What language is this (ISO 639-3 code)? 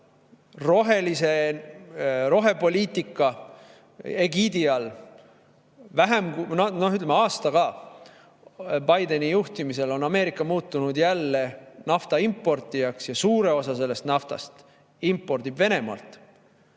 est